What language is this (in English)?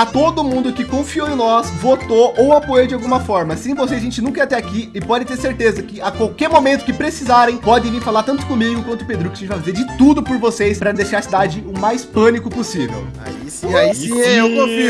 Portuguese